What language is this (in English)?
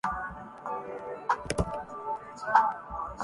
Urdu